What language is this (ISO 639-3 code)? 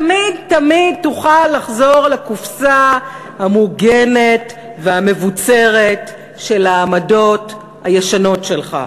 heb